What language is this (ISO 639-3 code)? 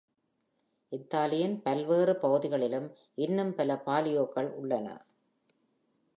tam